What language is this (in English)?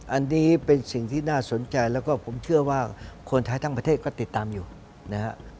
Thai